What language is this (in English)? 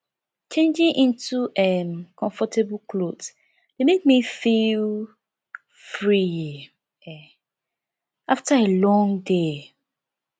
Nigerian Pidgin